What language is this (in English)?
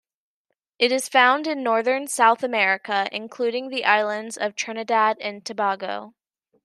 English